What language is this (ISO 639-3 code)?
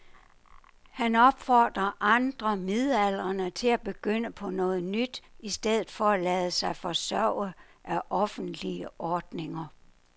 dan